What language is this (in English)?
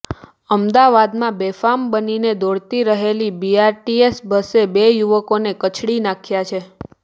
Gujarati